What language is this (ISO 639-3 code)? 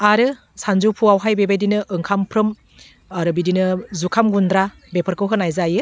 brx